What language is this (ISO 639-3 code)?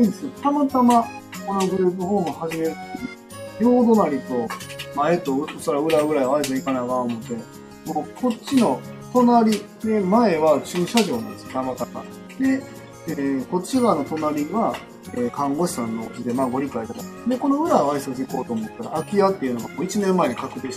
jpn